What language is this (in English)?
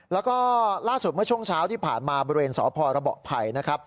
Thai